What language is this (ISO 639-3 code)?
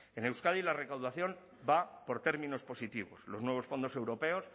spa